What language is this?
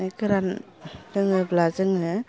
Bodo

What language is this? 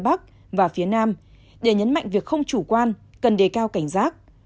Vietnamese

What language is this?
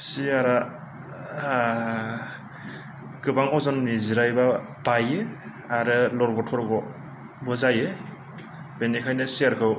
Bodo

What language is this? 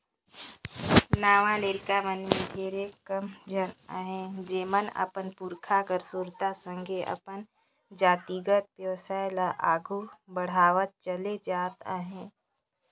Chhattisgarhi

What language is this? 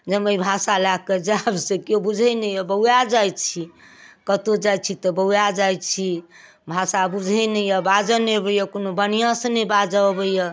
Maithili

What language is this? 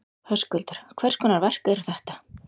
Icelandic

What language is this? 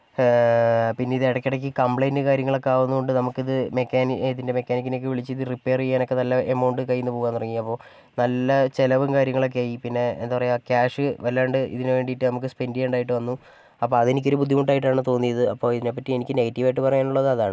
Malayalam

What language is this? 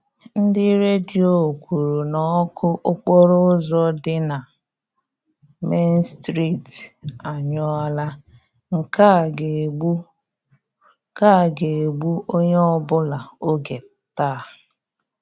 Igbo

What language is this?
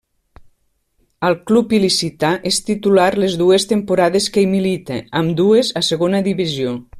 Catalan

